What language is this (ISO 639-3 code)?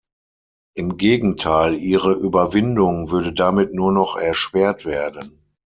deu